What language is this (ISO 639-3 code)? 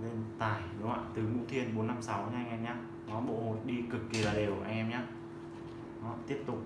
vie